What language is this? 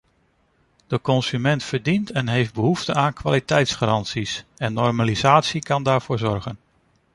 Dutch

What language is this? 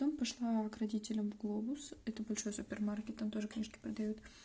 Russian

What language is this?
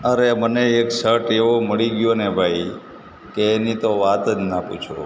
Gujarati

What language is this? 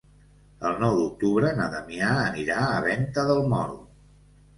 Catalan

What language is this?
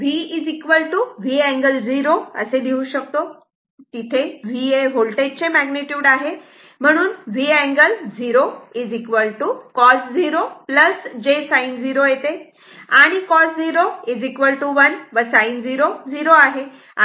Marathi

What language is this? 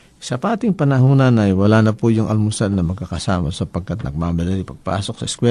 Filipino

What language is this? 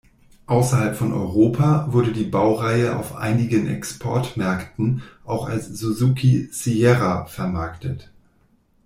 German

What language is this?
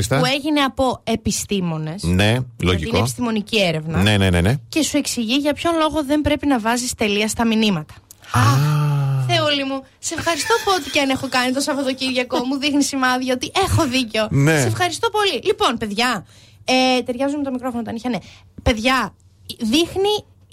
Greek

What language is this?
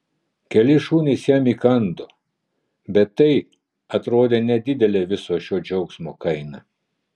Lithuanian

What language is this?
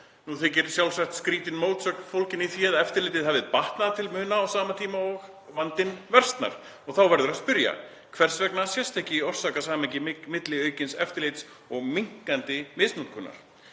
Icelandic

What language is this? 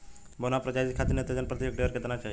Bhojpuri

